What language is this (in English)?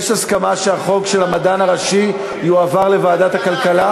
Hebrew